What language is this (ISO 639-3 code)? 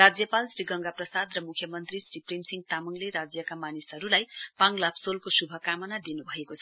nep